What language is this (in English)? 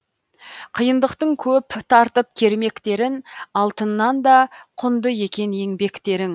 Kazakh